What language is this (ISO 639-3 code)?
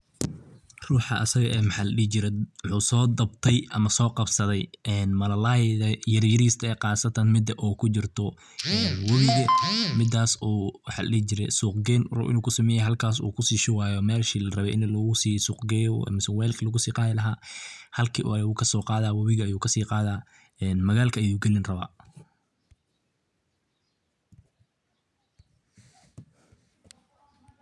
som